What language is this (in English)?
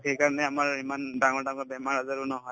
Assamese